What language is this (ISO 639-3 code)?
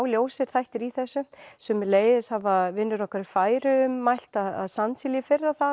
isl